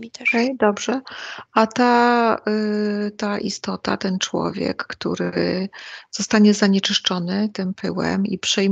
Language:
Polish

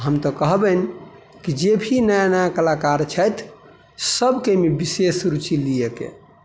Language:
Maithili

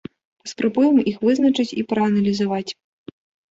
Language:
Belarusian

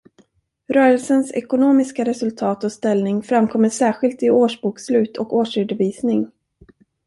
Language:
Swedish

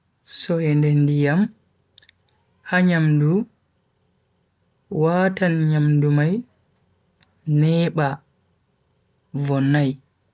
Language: Bagirmi Fulfulde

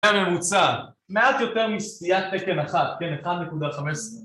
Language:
Hebrew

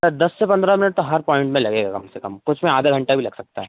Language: Hindi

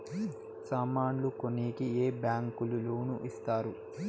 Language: Telugu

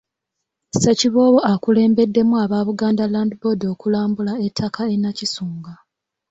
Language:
Ganda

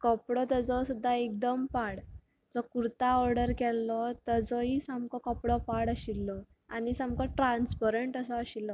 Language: Konkani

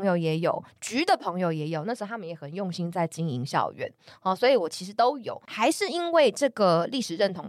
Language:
Chinese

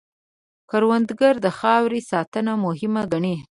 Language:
Pashto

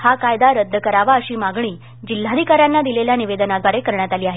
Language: Marathi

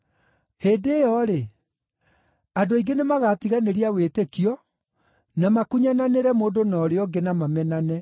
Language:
Kikuyu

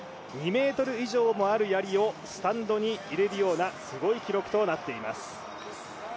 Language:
Japanese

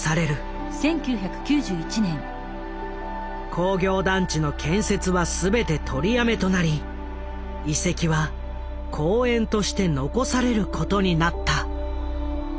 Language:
Japanese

